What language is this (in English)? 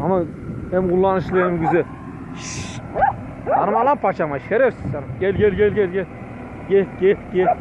Turkish